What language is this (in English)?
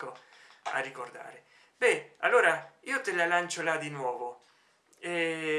Italian